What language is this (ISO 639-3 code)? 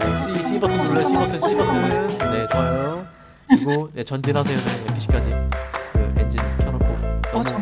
kor